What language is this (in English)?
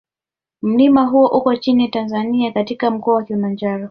Swahili